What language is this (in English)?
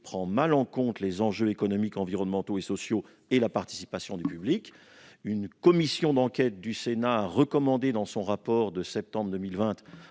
French